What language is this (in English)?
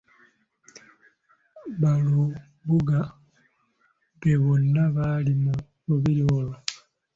Ganda